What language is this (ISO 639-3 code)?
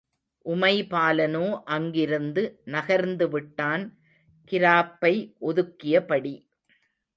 tam